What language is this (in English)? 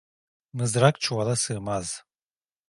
Turkish